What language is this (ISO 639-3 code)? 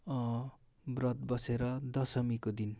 nep